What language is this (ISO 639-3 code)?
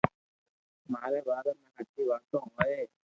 lrk